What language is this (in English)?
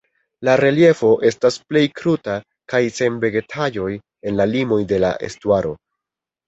Esperanto